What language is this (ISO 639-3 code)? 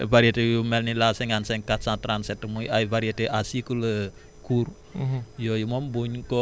wol